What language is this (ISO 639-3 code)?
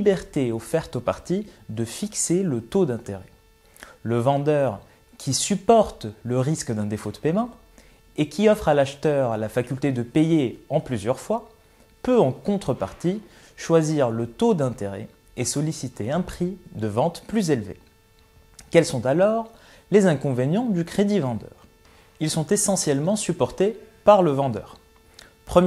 fra